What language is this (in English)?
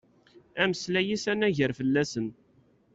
Kabyle